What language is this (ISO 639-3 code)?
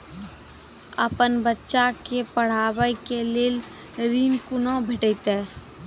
mai